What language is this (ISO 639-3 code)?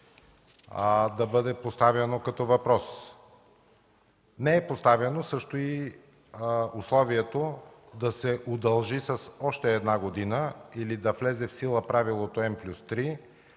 bul